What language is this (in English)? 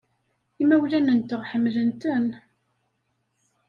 Kabyle